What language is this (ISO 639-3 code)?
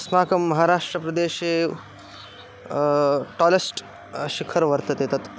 san